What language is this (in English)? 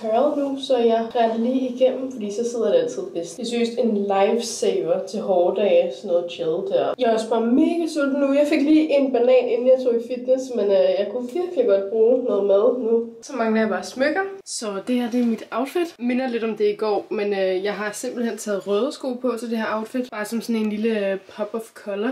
Danish